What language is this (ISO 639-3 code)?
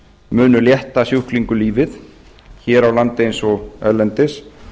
isl